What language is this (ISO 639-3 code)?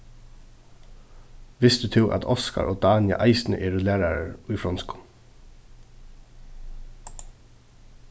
fao